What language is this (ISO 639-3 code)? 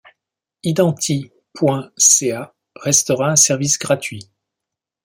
fra